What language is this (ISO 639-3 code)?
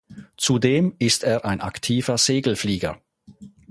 deu